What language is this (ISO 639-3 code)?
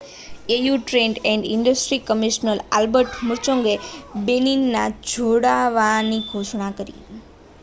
guj